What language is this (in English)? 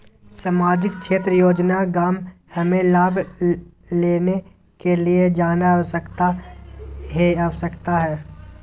Magahi